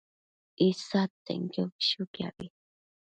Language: Matsés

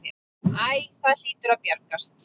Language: Icelandic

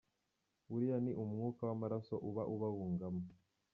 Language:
Kinyarwanda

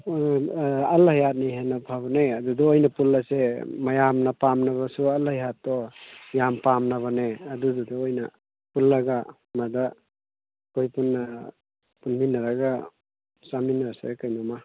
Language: Manipuri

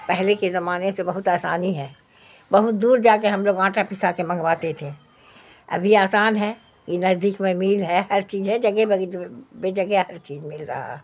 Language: Urdu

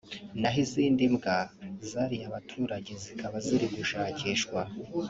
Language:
Kinyarwanda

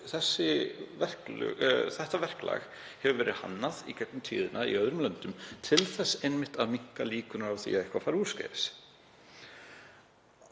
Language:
Icelandic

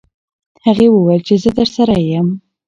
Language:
Pashto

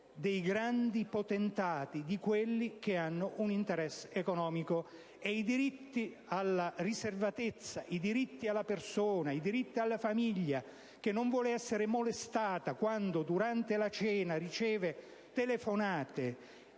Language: Italian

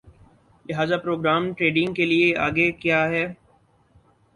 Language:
Urdu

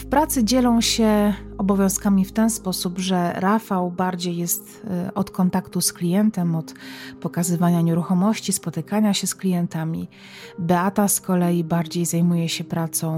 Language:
Polish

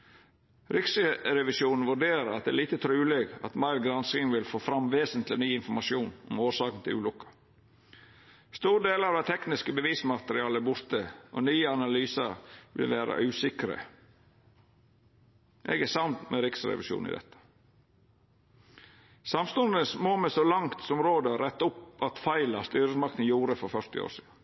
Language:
Norwegian Nynorsk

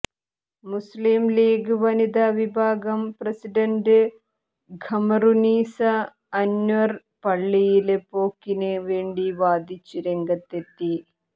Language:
Malayalam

